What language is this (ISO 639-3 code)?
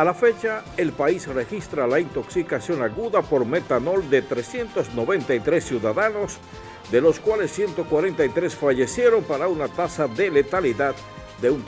spa